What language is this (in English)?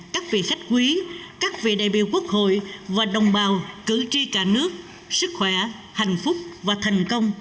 Vietnamese